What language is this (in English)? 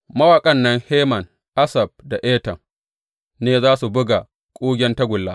Hausa